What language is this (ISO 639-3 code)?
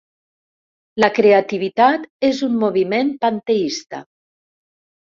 cat